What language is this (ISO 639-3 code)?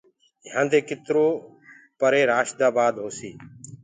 ggg